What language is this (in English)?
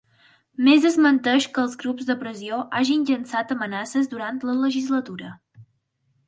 Catalan